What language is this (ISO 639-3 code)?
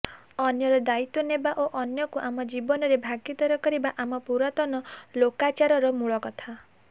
ori